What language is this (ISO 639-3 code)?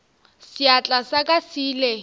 nso